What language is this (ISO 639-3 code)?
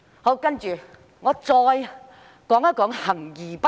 yue